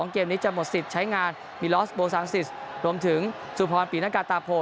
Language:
Thai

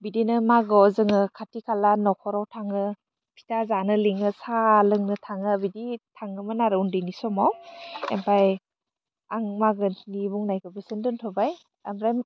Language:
Bodo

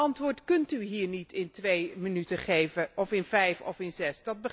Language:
Dutch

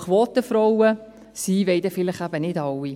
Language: Swiss German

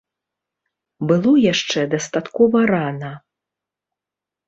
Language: Belarusian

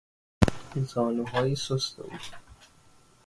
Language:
Persian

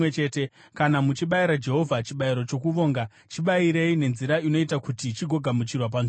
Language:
Shona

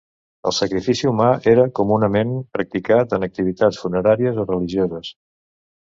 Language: Catalan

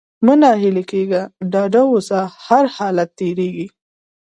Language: Pashto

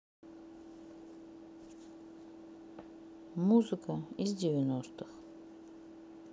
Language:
Russian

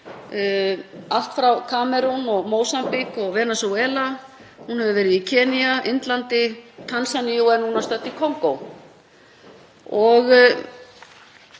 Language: Icelandic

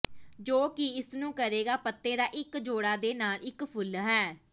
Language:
Punjabi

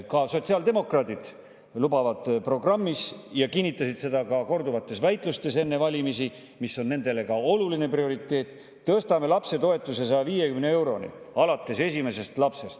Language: Estonian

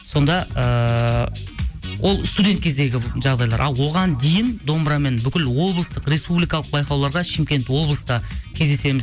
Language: Kazakh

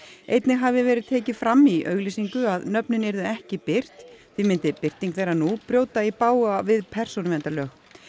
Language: Icelandic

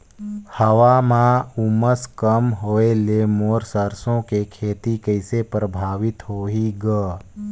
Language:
Chhattisgarhi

